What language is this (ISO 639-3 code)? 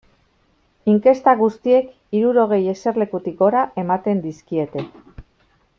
eus